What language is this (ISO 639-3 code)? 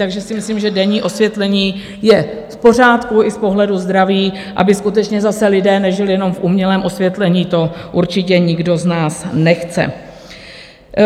ces